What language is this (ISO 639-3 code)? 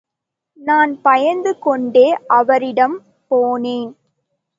tam